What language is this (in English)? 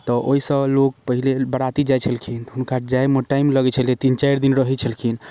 Maithili